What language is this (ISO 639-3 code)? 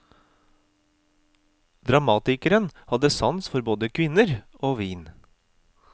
nor